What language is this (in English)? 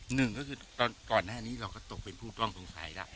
Thai